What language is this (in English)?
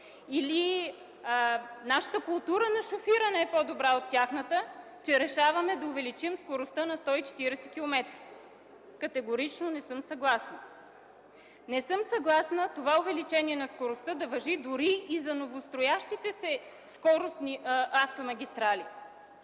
Bulgarian